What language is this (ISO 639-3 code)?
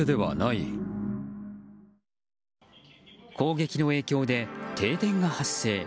jpn